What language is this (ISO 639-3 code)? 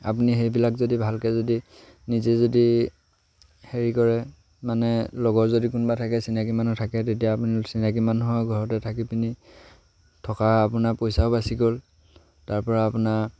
asm